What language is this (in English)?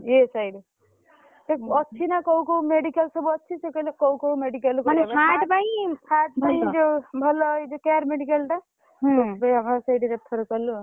Odia